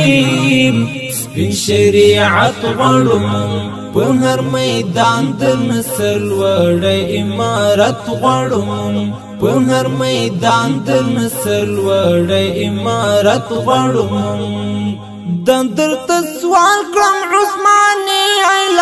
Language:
Arabic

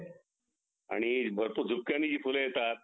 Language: Marathi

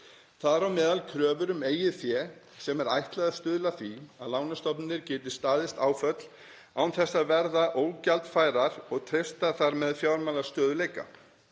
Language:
Icelandic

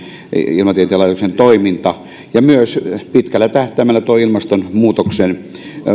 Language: Finnish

